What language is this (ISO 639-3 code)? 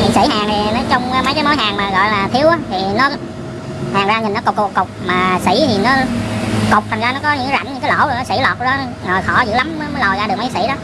vie